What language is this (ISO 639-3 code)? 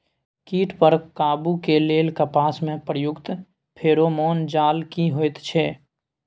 mai